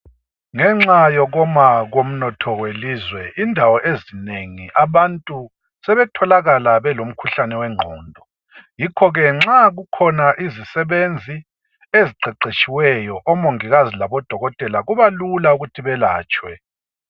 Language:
North Ndebele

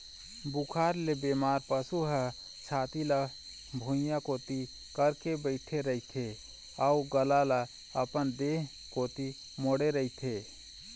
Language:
Chhattisgarhi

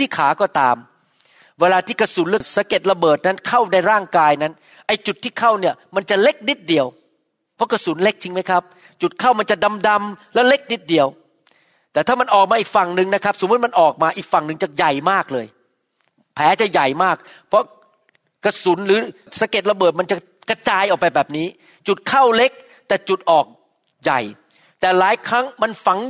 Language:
Thai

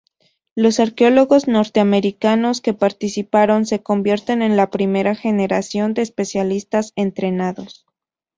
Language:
Spanish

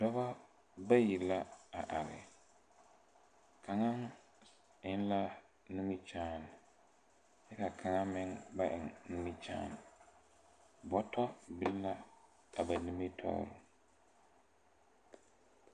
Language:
Southern Dagaare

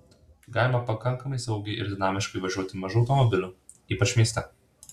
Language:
Lithuanian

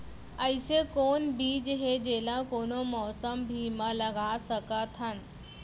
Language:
Chhattisgarhi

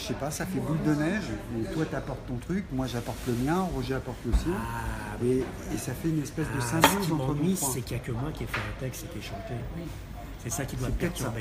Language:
French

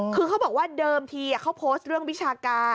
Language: Thai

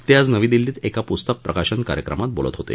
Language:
Marathi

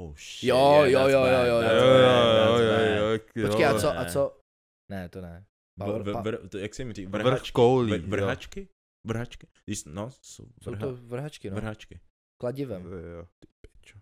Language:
Czech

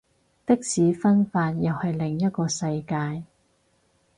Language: Cantonese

